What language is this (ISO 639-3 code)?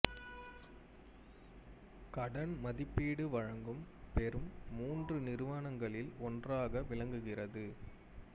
tam